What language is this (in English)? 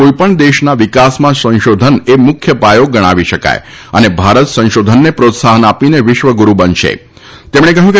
Gujarati